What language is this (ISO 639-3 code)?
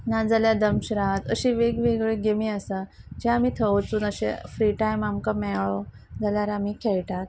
kok